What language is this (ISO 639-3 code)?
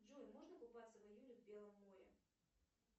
rus